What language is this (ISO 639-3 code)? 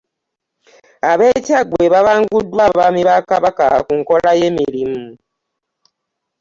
lug